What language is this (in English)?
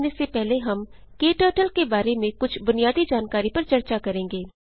Hindi